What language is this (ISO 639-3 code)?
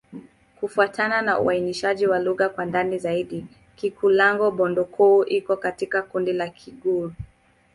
swa